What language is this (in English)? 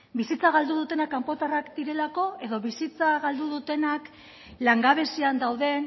Basque